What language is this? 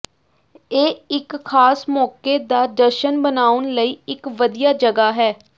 Punjabi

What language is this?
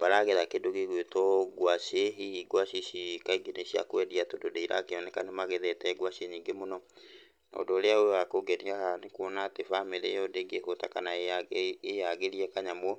Kikuyu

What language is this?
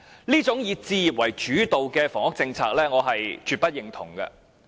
Cantonese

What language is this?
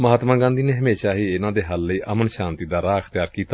Punjabi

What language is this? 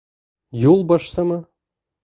Bashkir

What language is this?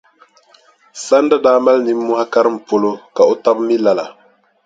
Dagbani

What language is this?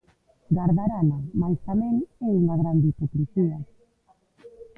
Galician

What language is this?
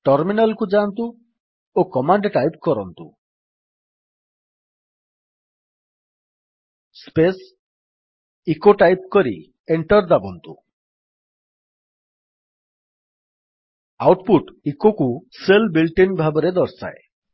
Odia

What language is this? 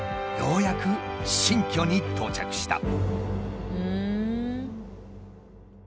Japanese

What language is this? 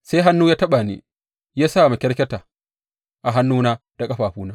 Hausa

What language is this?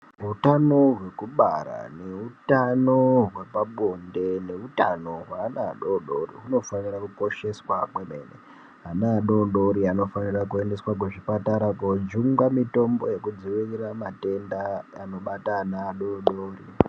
Ndau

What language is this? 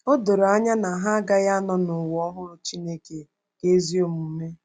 Igbo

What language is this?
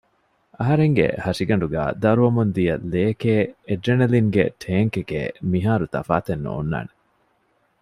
Divehi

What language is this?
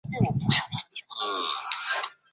Chinese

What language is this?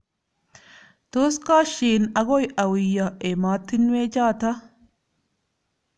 Kalenjin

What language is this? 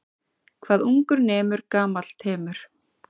Icelandic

